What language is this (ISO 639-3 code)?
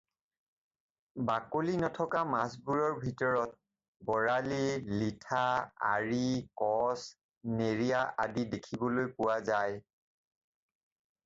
asm